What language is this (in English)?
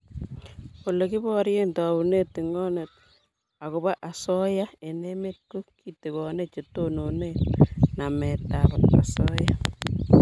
Kalenjin